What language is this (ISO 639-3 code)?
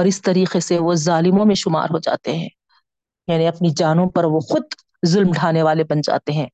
urd